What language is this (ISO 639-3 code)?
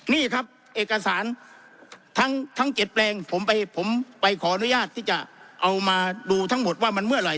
tha